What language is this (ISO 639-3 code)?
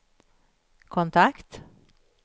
swe